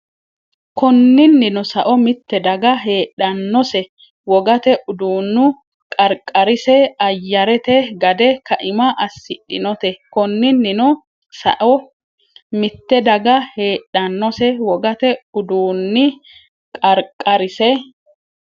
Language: Sidamo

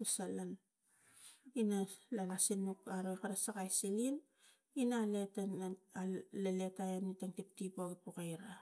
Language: Tigak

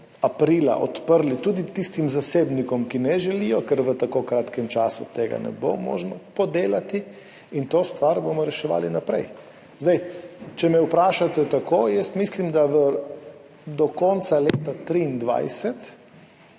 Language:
Slovenian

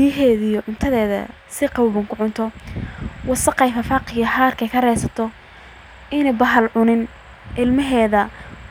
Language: Somali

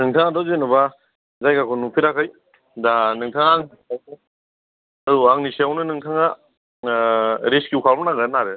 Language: Bodo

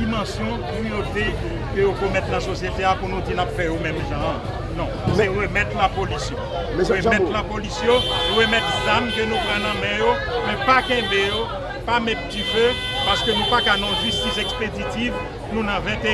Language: French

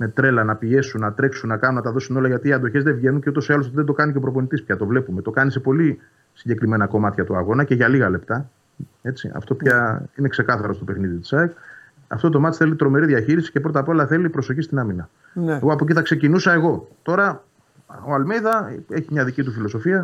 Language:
Greek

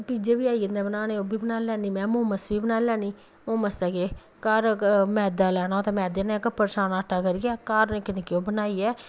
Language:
Dogri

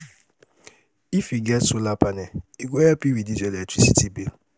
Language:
Nigerian Pidgin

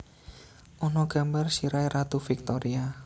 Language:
Javanese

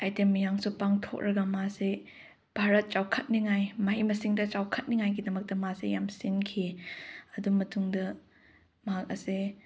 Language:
Manipuri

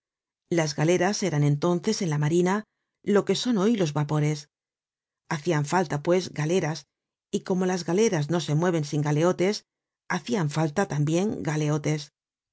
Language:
Spanish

